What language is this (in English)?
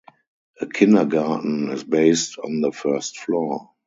English